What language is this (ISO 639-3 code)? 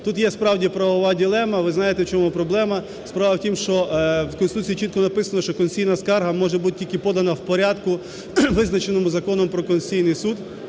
ukr